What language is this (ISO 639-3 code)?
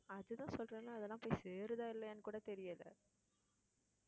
tam